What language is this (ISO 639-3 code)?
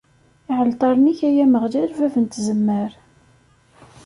kab